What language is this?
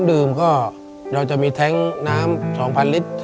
Thai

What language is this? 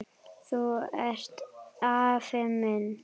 Icelandic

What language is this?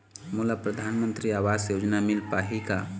Chhattisgarhi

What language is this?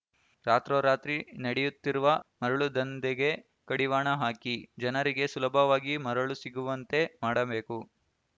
Kannada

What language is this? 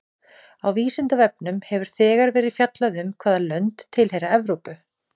Icelandic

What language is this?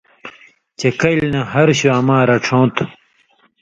Indus Kohistani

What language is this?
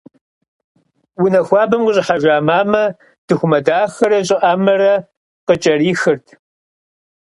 Kabardian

